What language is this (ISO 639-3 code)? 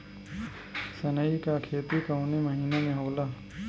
bho